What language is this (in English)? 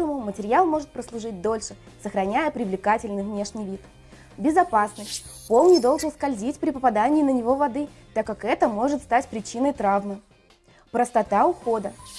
Russian